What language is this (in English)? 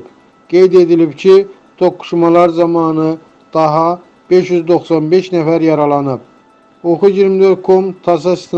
Turkish